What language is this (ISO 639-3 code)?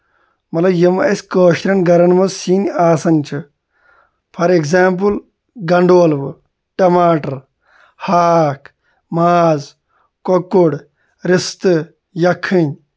kas